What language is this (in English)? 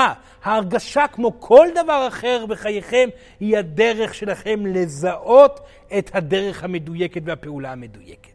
Hebrew